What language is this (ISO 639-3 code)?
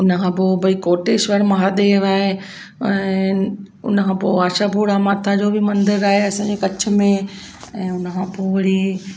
snd